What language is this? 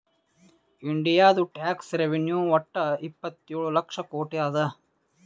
Kannada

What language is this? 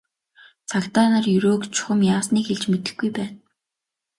Mongolian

